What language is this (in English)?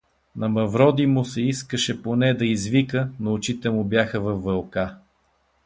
Bulgarian